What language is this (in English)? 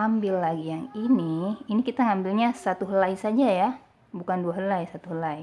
Indonesian